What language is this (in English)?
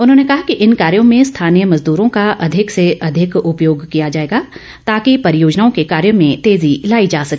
Hindi